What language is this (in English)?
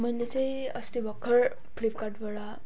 Nepali